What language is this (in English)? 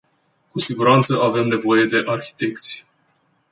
Romanian